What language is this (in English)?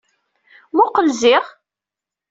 Kabyle